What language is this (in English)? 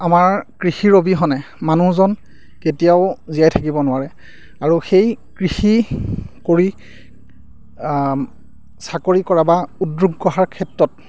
Assamese